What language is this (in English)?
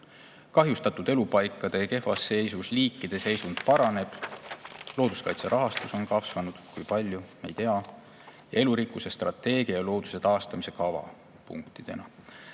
Estonian